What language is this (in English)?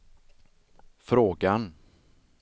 Swedish